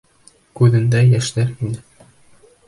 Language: Bashkir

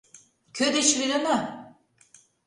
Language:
Mari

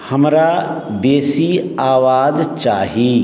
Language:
Maithili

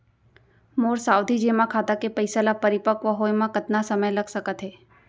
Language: Chhattisgarhi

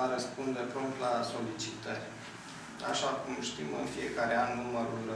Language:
Romanian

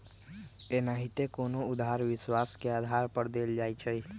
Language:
Magahi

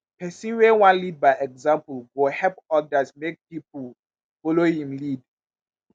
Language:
Nigerian Pidgin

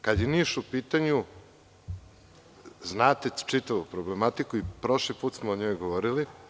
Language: Serbian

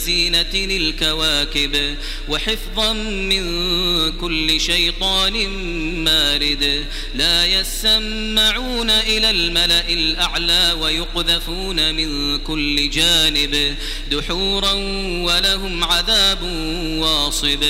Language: Arabic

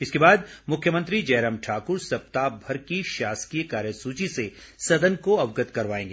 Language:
Hindi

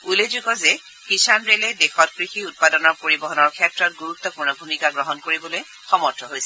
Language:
Assamese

